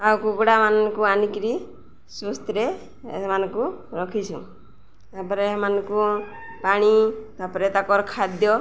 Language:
Odia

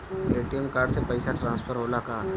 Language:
Bhojpuri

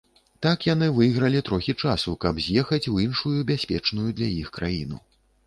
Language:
Belarusian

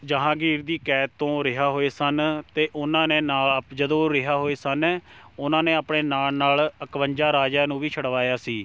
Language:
Punjabi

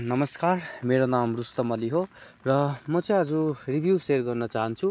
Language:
Nepali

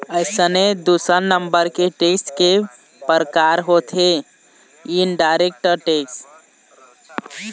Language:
Chhattisgarhi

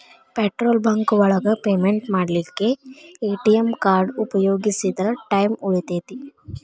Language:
Kannada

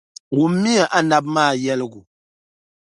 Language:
Dagbani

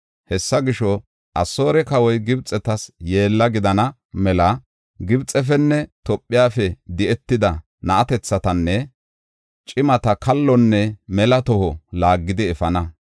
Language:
Gofa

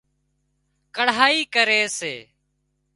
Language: Wadiyara Koli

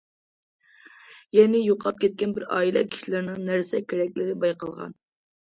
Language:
Uyghur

